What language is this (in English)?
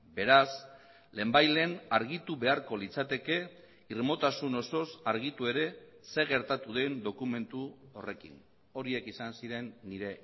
Basque